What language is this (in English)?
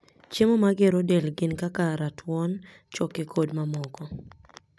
Luo (Kenya and Tanzania)